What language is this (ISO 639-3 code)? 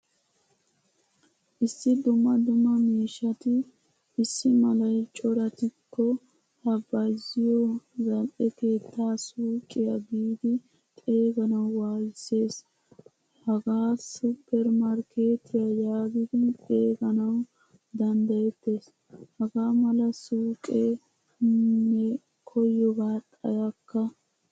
wal